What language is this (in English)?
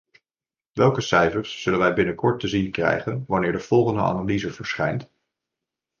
Dutch